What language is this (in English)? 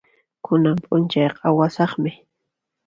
Puno Quechua